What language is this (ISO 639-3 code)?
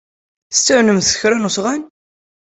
kab